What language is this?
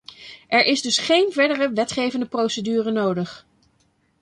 Dutch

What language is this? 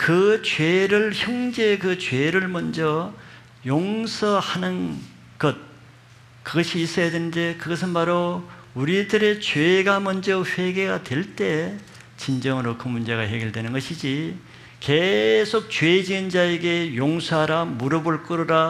Korean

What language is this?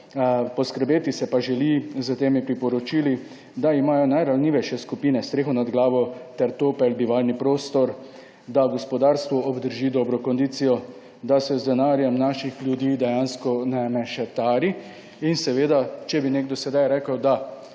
Slovenian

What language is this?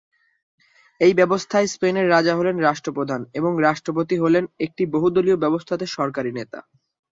Bangla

